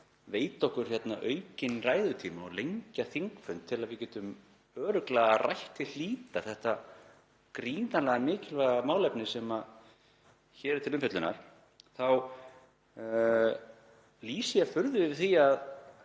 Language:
Icelandic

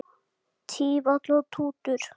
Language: Icelandic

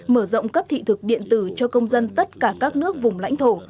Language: Vietnamese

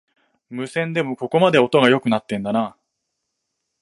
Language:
Japanese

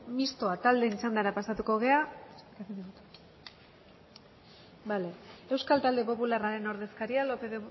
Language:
Basque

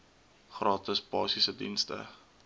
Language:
Afrikaans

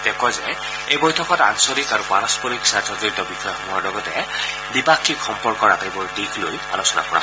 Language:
Assamese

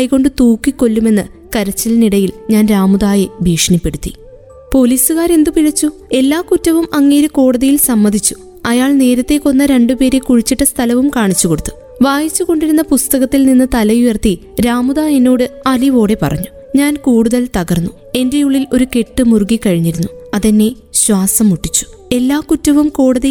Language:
Malayalam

